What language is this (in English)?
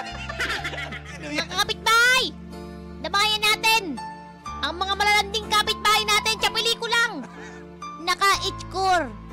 Filipino